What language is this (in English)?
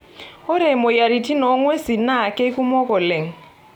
Masai